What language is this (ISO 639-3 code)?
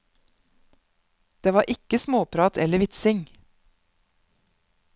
nor